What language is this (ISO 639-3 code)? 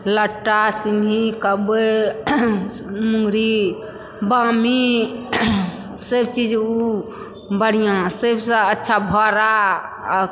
mai